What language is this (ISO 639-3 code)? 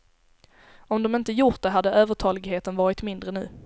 swe